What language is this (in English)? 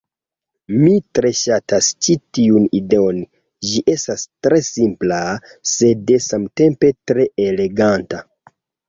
Esperanto